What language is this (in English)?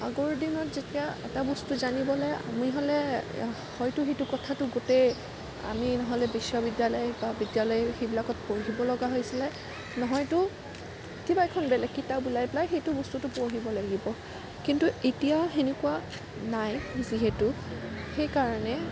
Assamese